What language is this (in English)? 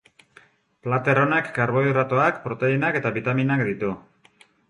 Basque